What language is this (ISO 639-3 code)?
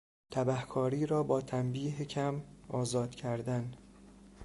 fas